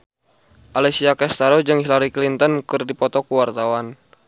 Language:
Sundanese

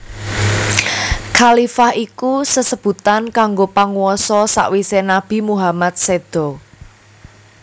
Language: Javanese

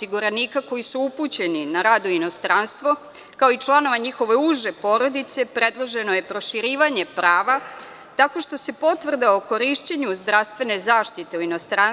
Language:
Serbian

